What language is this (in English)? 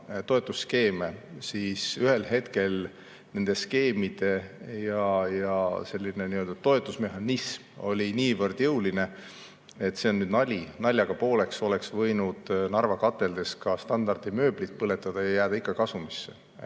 Estonian